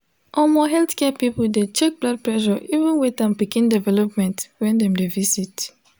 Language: Nigerian Pidgin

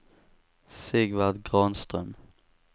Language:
Swedish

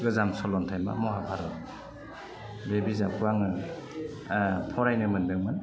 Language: Bodo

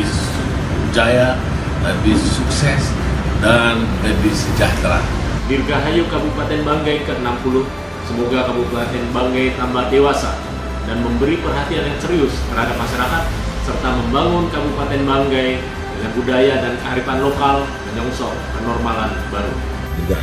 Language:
Indonesian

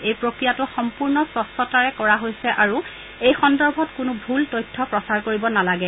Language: Assamese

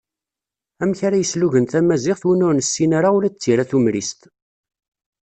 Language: Kabyle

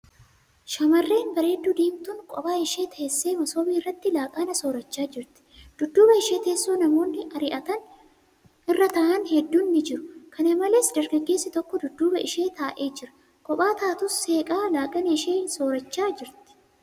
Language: Oromo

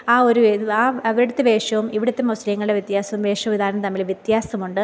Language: Malayalam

